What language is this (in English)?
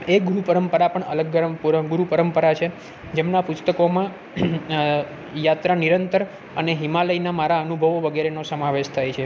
Gujarati